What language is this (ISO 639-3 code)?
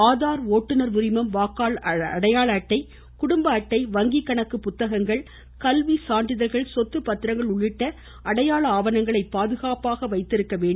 tam